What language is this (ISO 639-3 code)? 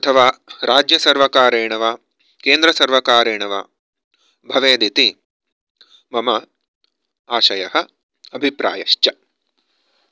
san